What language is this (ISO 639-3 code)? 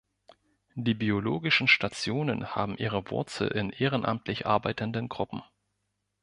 deu